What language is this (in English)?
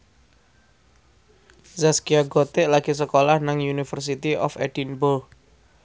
Javanese